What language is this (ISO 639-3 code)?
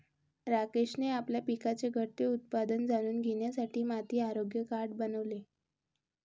mar